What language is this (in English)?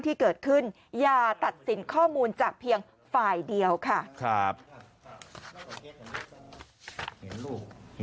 Thai